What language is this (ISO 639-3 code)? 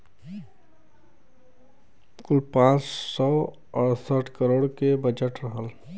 bho